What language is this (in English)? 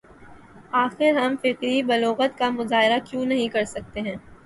Urdu